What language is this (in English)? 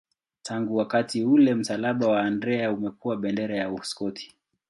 Swahili